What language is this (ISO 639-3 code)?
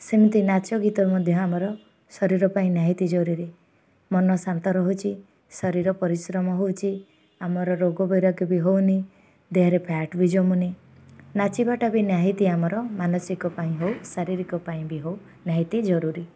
ori